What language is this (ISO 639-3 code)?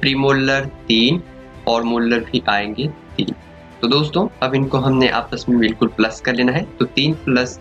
hin